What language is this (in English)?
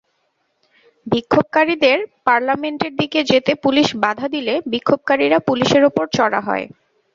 Bangla